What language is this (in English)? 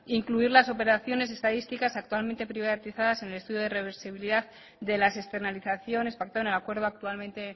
Spanish